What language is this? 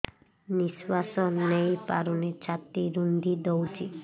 Odia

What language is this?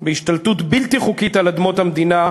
Hebrew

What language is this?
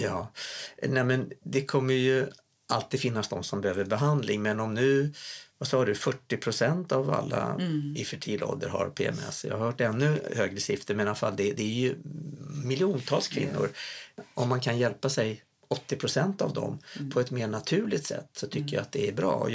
Swedish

